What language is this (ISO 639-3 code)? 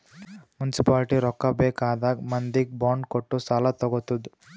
kan